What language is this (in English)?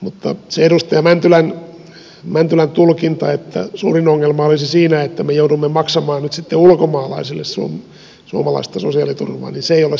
Finnish